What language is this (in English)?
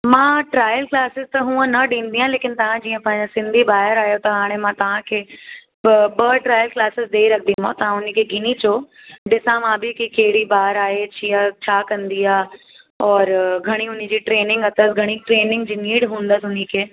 Sindhi